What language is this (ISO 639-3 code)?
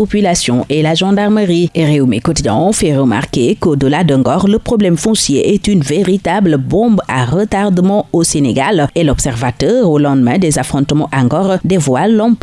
fra